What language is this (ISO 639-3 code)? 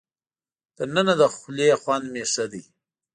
pus